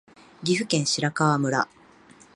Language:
Japanese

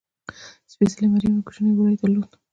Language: Pashto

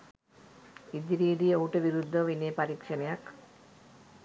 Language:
Sinhala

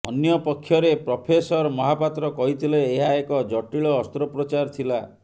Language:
Odia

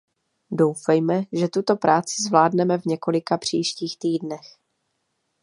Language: Czech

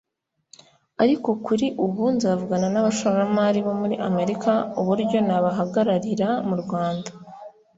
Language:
Kinyarwanda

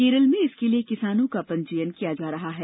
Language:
Hindi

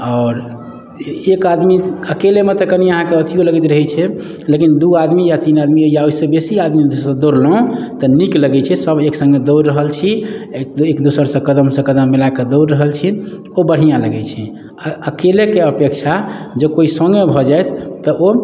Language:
Maithili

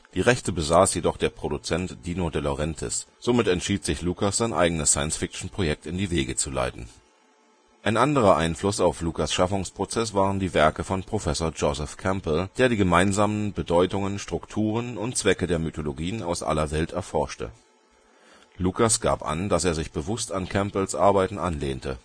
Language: German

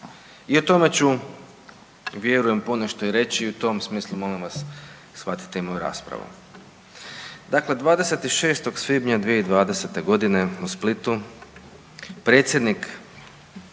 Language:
Croatian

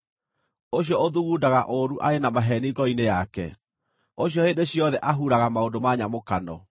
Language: Kikuyu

